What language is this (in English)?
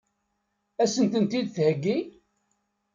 Kabyle